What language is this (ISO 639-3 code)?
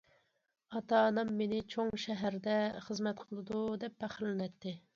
uig